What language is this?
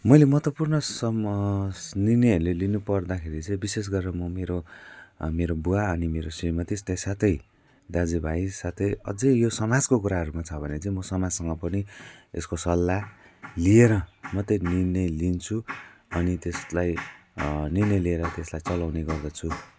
Nepali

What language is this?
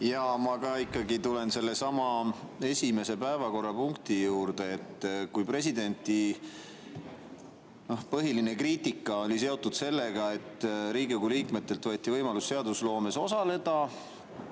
Estonian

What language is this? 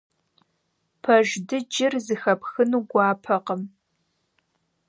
Kabardian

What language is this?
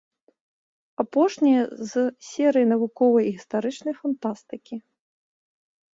Belarusian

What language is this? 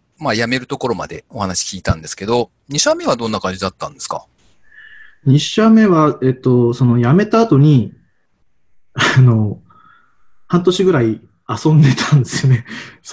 Japanese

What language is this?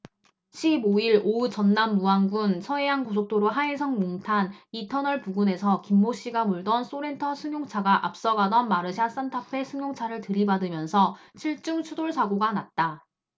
Korean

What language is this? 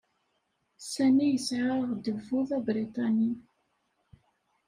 Kabyle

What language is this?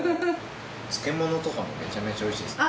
Japanese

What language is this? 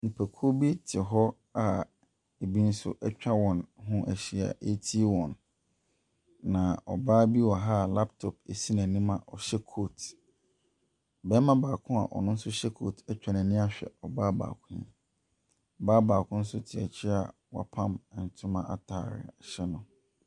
Akan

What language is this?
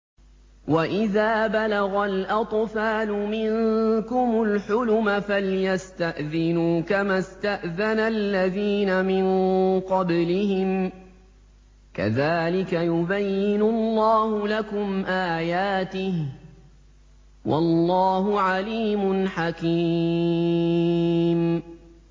Arabic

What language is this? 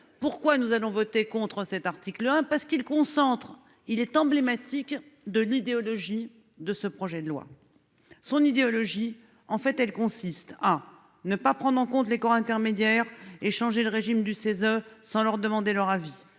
French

